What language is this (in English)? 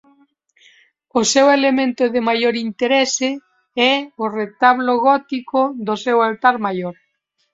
Galician